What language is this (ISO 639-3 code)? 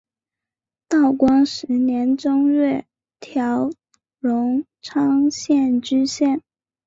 zho